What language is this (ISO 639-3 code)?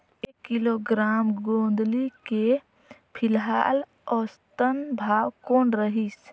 hne